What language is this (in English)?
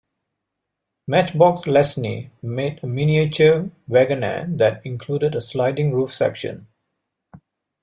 English